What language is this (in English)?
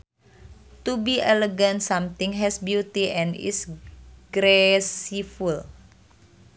Sundanese